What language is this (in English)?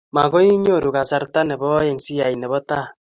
Kalenjin